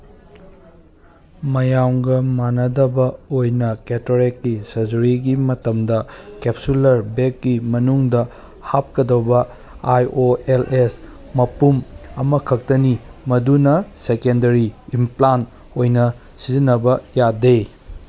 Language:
Manipuri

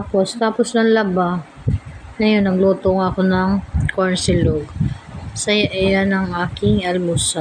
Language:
Filipino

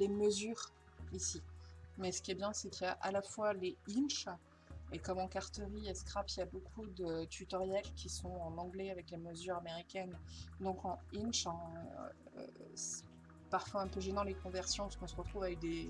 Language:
French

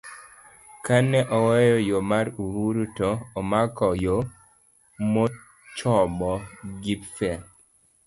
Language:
Luo (Kenya and Tanzania)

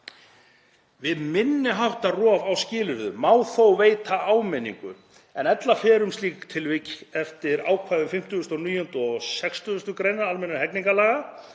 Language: Icelandic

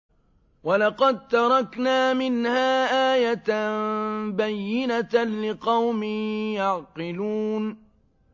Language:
Arabic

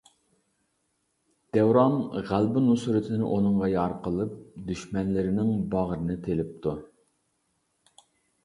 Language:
Uyghur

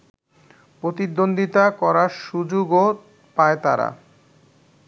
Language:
Bangla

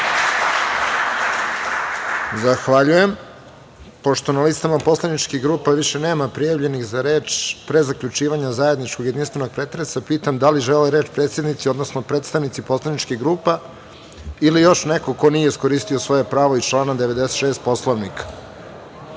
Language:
Serbian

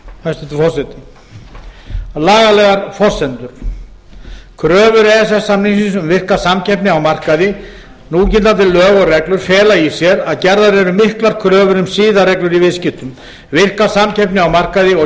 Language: Icelandic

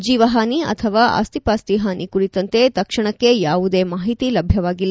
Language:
Kannada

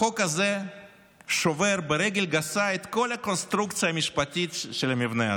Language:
Hebrew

